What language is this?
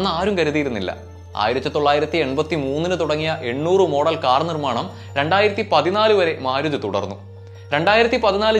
Malayalam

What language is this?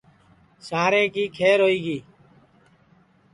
Sansi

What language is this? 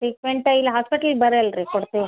Kannada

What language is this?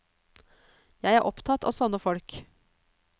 Norwegian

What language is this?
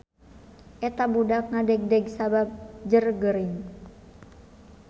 Sundanese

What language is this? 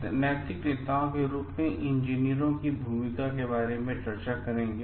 Hindi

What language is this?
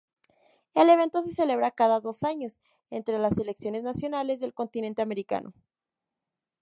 Spanish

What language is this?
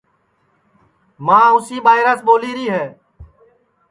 Sansi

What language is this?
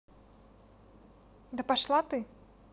Russian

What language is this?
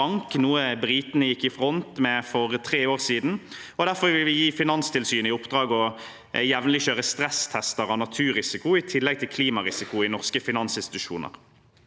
Norwegian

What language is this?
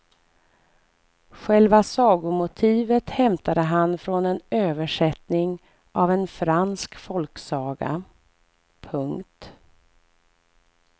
Swedish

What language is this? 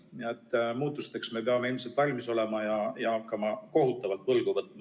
Estonian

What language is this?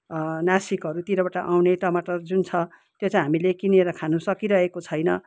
Nepali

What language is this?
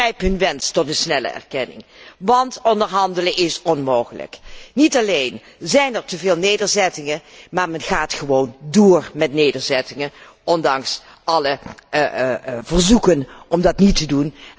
Dutch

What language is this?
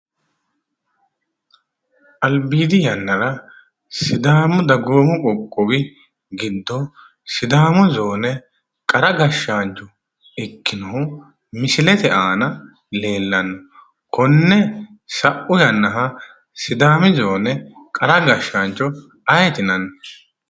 Sidamo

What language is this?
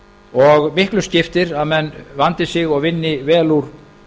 Icelandic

